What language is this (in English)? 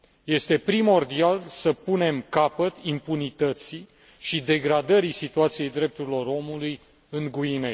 Romanian